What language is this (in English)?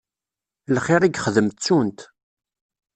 Kabyle